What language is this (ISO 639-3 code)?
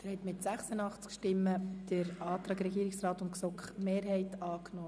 gsw